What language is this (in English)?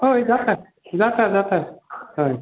Konkani